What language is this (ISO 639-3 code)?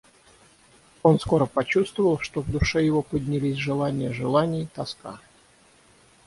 rus